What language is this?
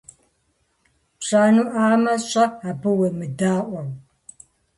Kabardian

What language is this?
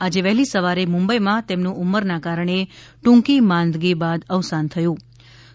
Gujarati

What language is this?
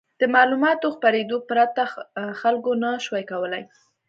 Pashto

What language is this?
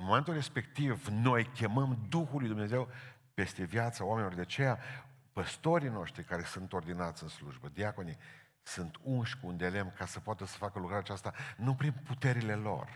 Romanian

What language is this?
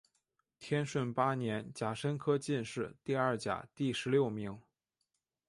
Chinese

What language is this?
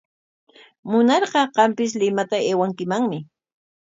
Corongo Ancash Quechua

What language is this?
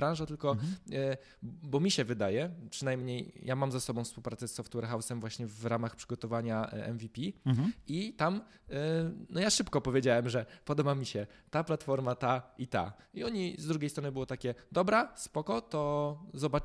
Polish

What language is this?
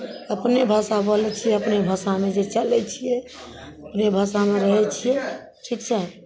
Maithili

